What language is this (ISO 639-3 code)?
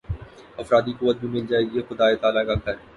urd